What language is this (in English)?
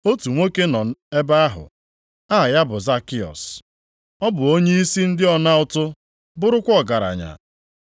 Igbo